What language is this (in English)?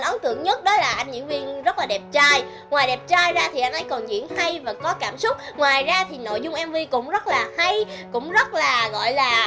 Vietnamese